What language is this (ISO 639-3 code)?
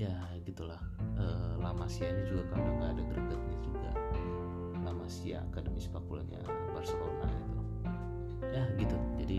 ind